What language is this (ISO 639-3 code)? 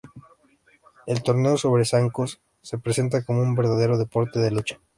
spa